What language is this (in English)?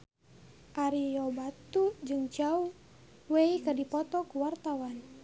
Sundanese